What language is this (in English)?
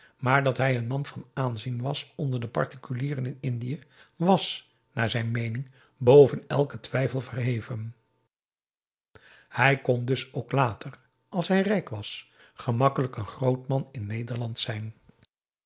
Dutch